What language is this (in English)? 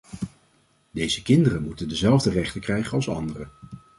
Dutch